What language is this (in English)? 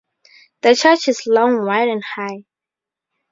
English